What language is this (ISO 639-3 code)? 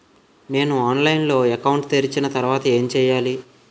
tel